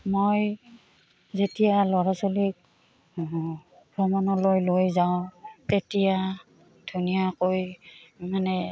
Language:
Assamese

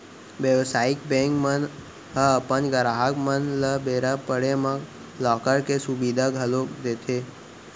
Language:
Chhattisgarhi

